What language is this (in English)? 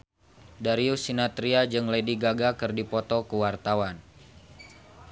Sundanese